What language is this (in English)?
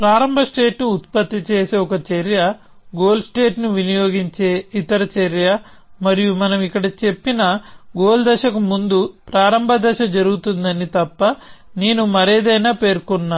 Telugu